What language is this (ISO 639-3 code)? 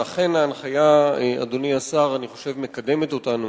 heb